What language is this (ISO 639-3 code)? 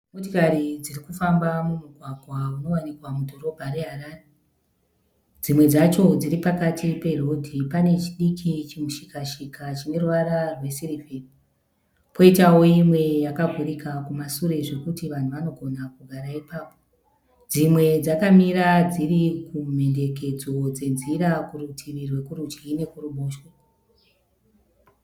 sna